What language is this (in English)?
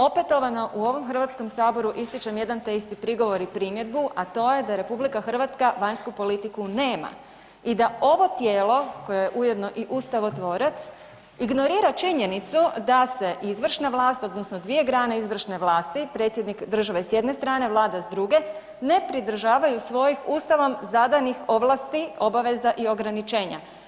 Croatian